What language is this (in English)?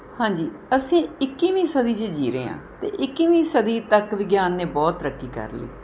Punjabi